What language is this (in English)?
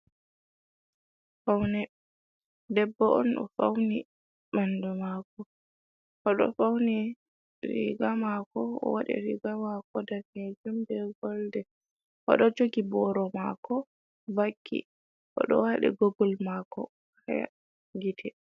Fula